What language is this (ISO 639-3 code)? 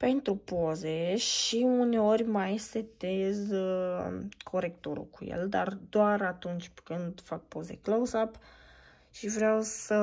ron